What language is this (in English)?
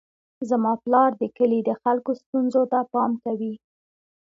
Pashto